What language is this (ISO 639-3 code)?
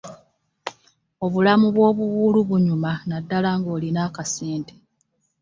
lug